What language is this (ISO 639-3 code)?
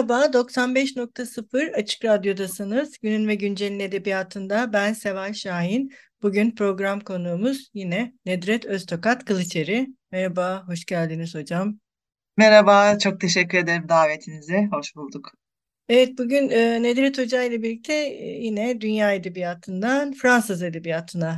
tur